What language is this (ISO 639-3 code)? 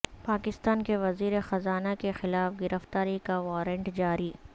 urd